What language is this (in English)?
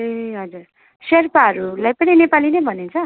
Nepali